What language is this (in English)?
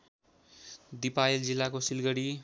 Nepali